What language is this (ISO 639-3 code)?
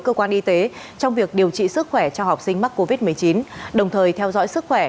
vie